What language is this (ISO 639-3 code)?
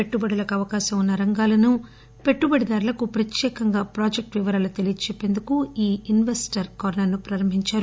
tel